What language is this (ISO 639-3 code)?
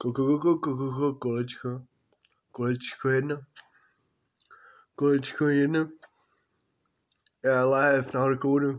ces